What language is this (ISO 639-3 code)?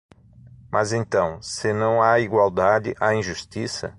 por